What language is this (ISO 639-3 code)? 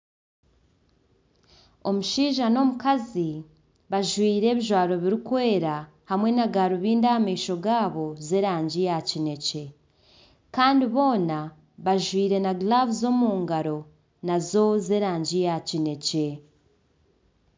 nyn